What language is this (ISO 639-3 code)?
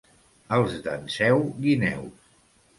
cat